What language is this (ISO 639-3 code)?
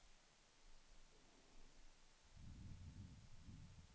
swe